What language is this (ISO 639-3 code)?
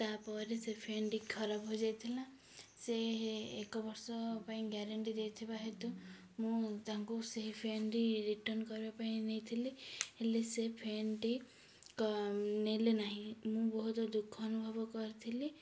ori